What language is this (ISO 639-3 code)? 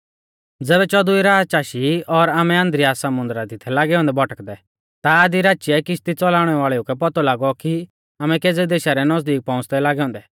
bfz